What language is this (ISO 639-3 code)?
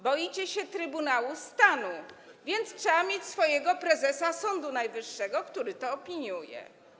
pol